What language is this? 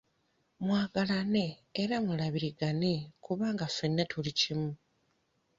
Ganda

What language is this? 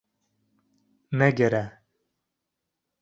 Kurdish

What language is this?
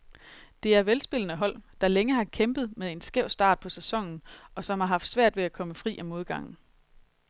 Danish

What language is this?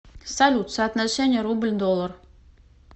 Russian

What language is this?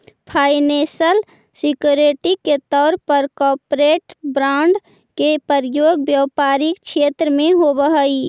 Magahi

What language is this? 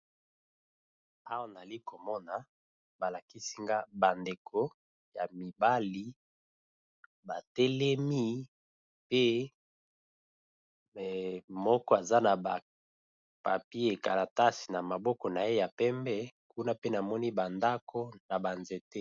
Lingala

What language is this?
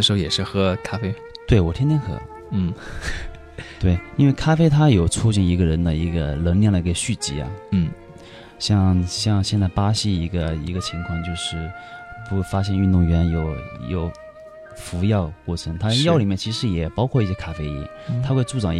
Chinese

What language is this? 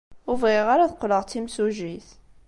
Kabyle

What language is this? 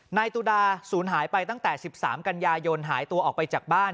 Thai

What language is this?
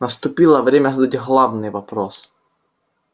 Russian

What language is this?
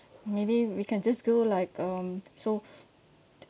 English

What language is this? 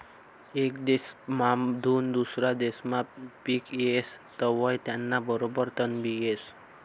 Marathi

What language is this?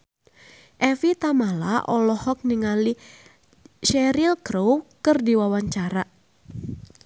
Sundanese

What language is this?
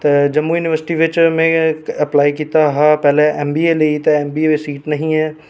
Dogri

